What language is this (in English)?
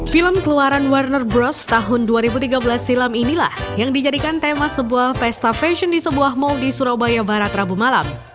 Indonesian